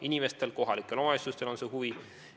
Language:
Estonian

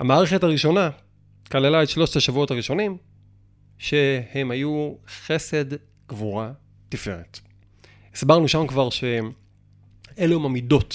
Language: Hebrew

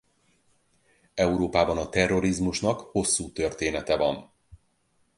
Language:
Hungarian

